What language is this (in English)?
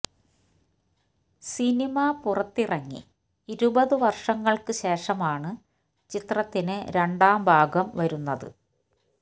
Malayalam